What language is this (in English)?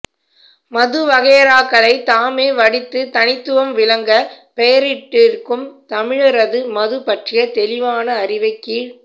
Tamil